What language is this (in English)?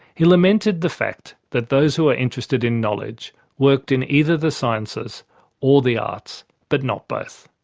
English